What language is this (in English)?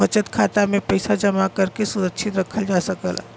Bhojpuri